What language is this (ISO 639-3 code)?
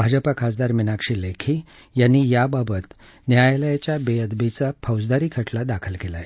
mar